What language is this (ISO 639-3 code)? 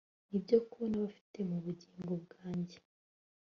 kin